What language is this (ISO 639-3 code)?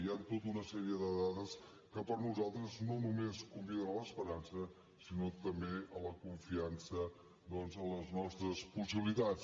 cat